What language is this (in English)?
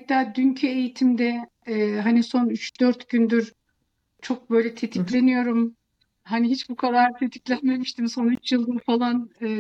Turkish